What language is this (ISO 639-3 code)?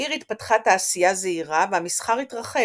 heb